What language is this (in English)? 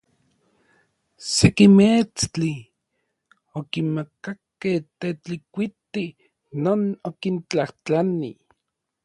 Orizaba Nahuatl